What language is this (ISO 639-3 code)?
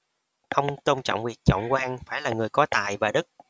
vie